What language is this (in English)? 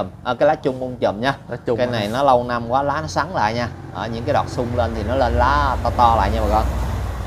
Vietnamese